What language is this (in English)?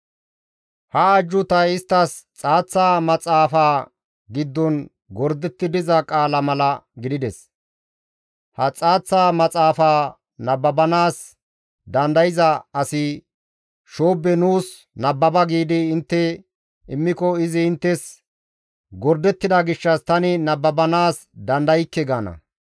Gamo